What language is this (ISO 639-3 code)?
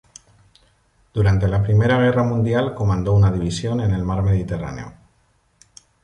spa